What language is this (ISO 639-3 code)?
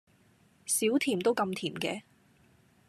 yue